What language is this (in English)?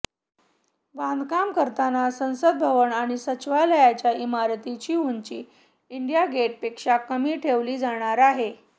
Marathi